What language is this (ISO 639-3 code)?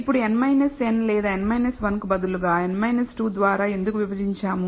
tel